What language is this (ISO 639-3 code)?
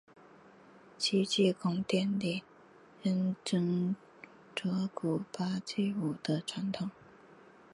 zho